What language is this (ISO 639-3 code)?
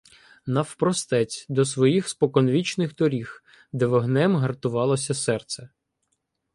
ukr